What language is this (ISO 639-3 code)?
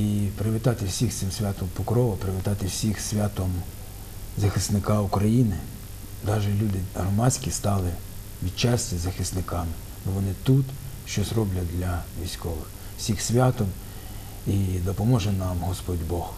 ukr